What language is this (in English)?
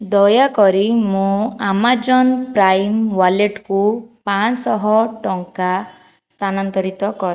Odia